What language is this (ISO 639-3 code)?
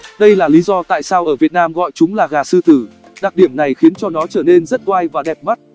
vie